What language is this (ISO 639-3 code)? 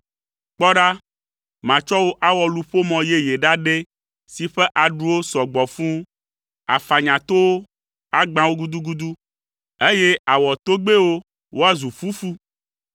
ewe